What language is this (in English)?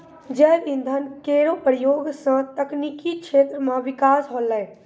Maithili